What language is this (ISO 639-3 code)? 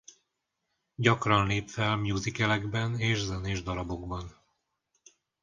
hun